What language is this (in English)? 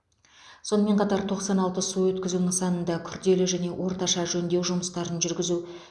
Kazakh